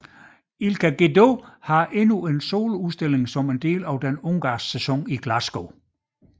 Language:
Danish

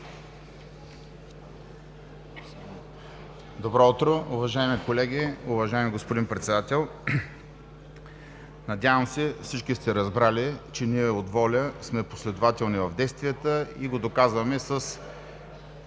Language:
Bulgarian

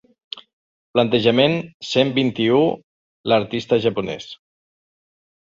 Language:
Catalan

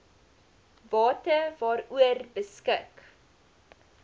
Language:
Afrikaans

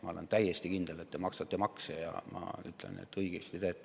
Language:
Estonian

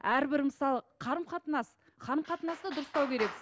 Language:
Kazakh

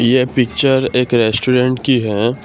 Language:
Hindi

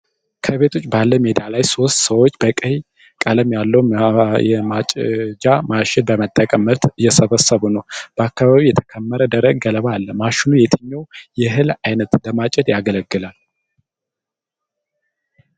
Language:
Amharic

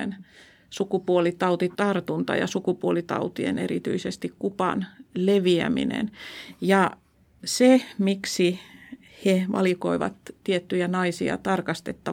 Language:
Finnish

